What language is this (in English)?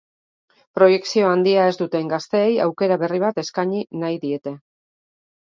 Basque